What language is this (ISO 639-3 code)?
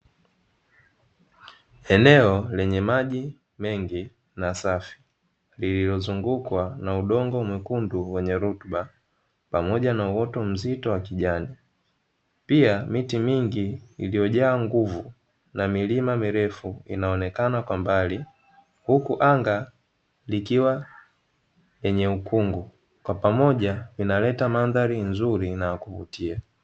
swa